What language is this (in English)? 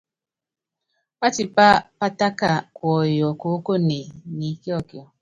Yangben